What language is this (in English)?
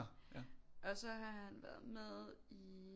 Danish